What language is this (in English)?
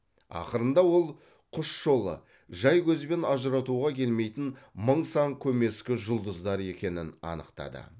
Kazakh